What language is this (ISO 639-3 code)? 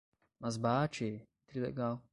por